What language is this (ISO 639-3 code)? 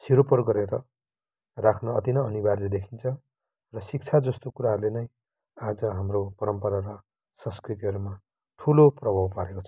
nep